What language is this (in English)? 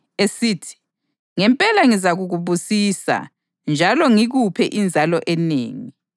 North Ndebele